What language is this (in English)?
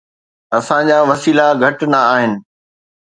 Sindhi